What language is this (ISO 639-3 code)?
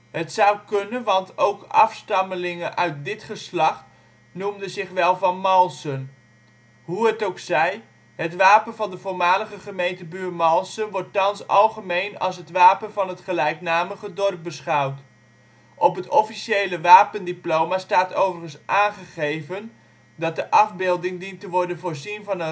nld